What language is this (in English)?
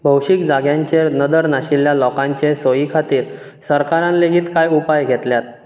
Konkani